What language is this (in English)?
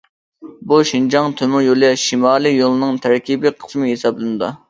Uyghur